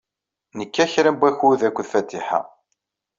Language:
Kabyle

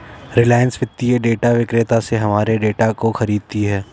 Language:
Hindi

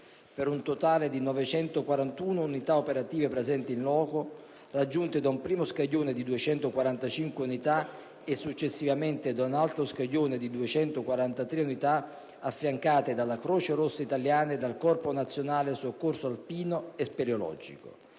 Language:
Italian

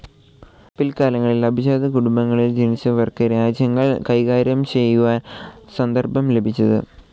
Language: Malayalam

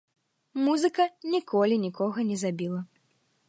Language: Belarusian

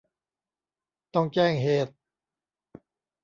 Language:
Thai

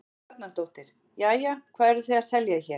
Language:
Icelandic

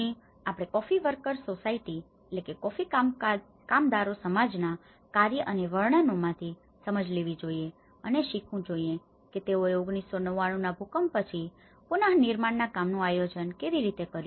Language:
Gujarati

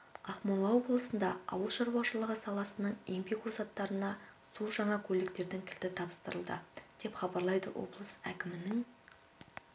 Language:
Kazakh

